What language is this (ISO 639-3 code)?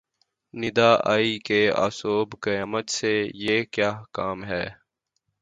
urd